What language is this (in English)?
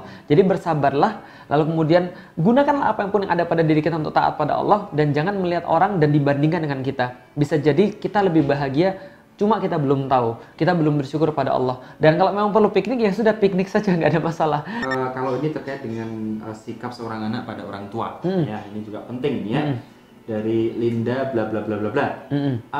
Indonesian